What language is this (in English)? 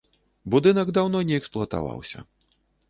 Belarusian